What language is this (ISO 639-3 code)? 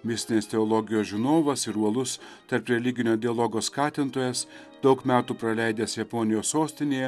lit